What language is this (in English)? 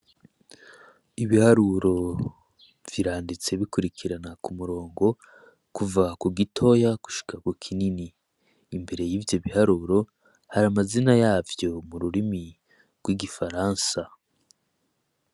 Rundi